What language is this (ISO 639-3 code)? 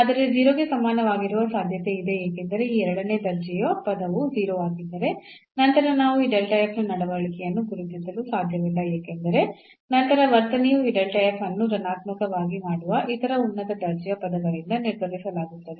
kan